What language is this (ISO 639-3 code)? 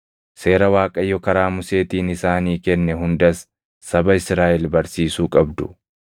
orm